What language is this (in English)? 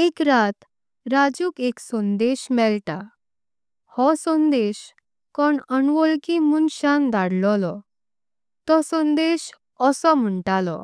Konkani